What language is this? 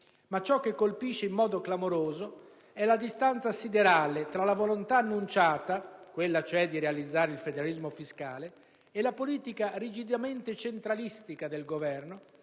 Italian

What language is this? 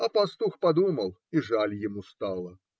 Russian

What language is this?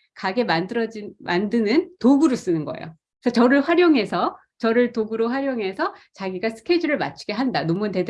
Korean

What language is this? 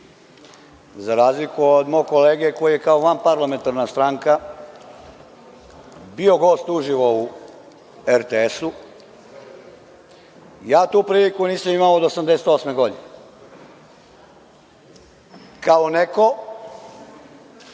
Serbian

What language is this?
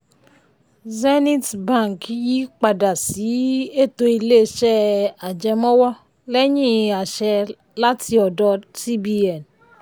Yoruba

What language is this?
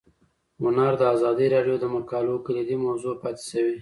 Pashto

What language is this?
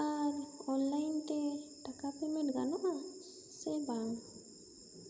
Santali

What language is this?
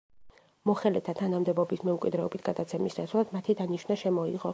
Georgian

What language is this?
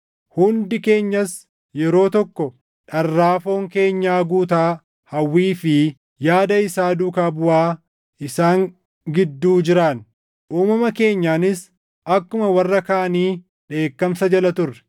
Oromo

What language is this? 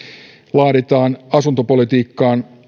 Finnish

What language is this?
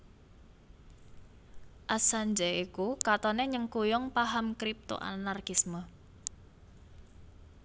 Javanese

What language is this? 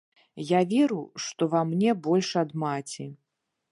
Belarusian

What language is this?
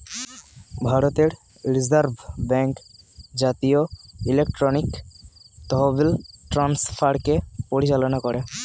Bangla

